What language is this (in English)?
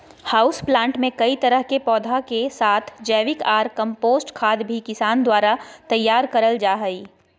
Magahi